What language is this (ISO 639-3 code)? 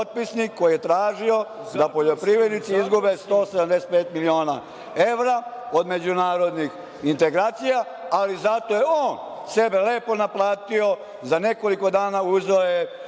srp